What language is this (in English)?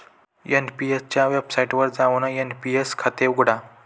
Marathi